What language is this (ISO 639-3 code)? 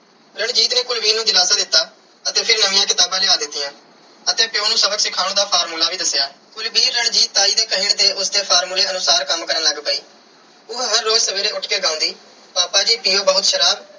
pan